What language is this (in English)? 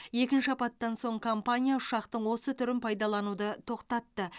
Kazakh